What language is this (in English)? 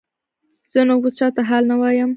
Pashto